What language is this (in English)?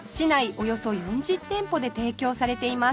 Japanese